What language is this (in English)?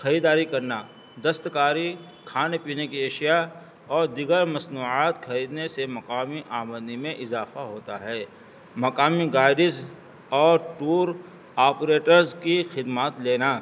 Urdu